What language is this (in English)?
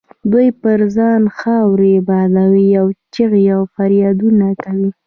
Pashto